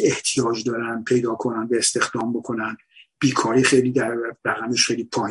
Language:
Persian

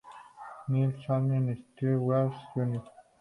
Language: Spanish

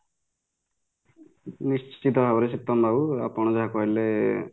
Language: Odia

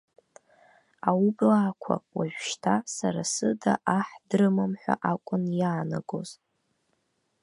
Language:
Abkhazian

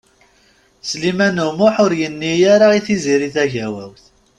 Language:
Kabyle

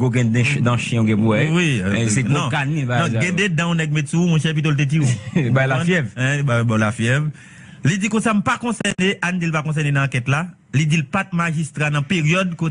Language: French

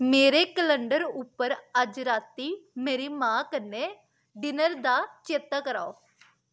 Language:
Dogri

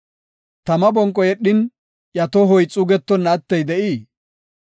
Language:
Gofa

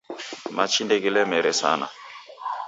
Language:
Taita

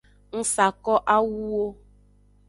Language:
Aja (Benin)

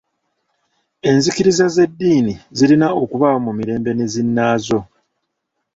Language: Ganda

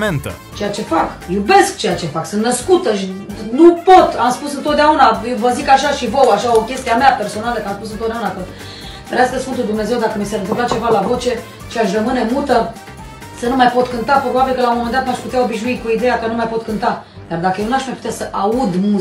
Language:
Romanian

